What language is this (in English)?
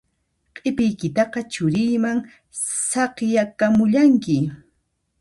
Puno Quechua